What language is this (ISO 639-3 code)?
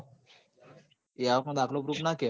guj